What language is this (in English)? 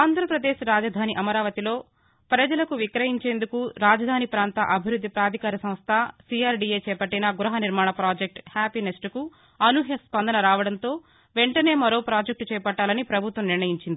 Telugu